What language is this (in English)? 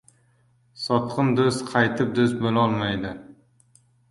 Uzbek